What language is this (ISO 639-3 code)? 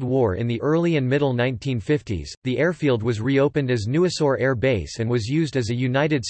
eng